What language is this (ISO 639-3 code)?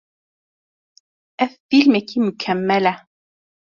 kur